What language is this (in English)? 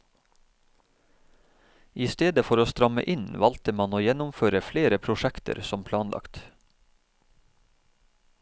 Norwegian